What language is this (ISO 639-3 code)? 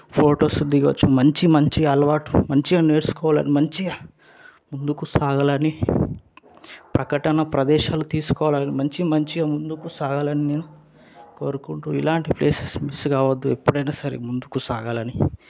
tel